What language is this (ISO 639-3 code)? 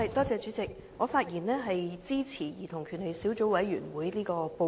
yue